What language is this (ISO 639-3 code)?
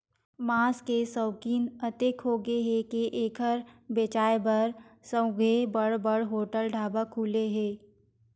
hne